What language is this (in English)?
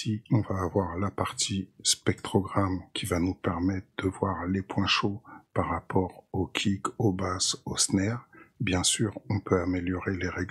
French